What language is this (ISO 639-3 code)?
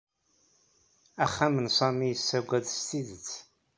kab